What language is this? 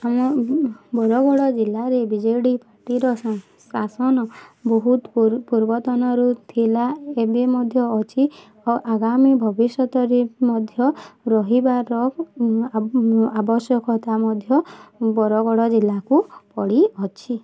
Odia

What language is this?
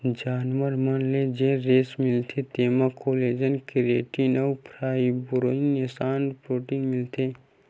Chhattisgarhi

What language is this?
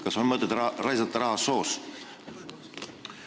Estonian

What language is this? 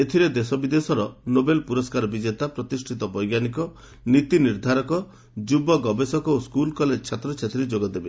Odia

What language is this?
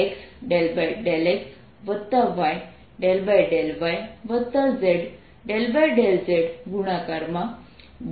Gujarati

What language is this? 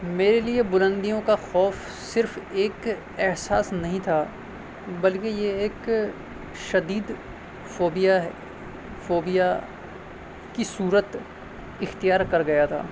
Urdu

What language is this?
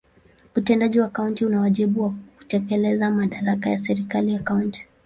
Swahili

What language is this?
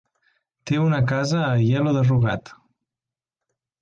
Catalan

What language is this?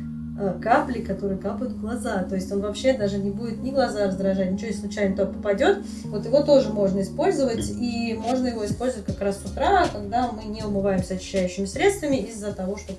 Russian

